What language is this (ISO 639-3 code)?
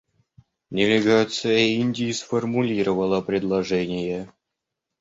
rus